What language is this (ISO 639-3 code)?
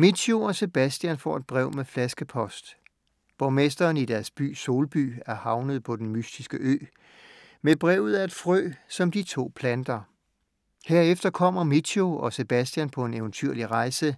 dan